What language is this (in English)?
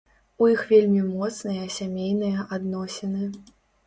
Belarusian